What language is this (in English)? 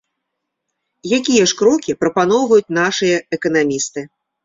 Belarusian